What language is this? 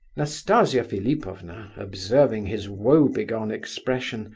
English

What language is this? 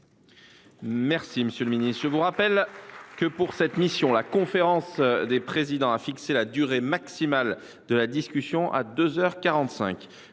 French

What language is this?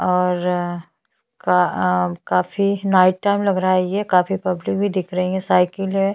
Hindi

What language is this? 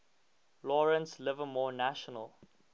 English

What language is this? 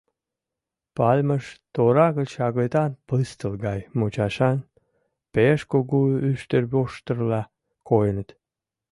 Mari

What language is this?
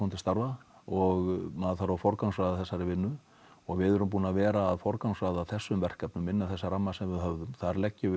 Icelandic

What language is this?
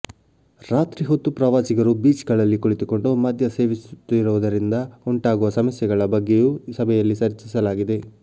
Kannada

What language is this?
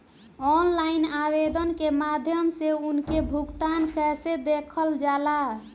Bhojpuri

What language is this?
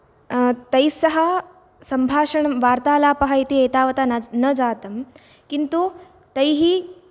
Sanskrit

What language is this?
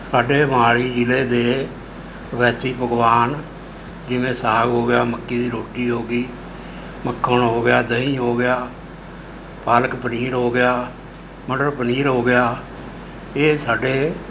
Punjabi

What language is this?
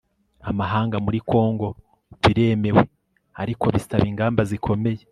Kinyarwanda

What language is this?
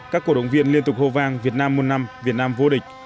Vietnamese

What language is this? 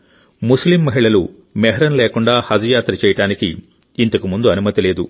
Telugu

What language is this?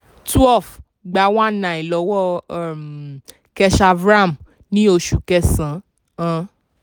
Yoruba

